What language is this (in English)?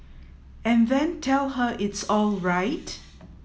English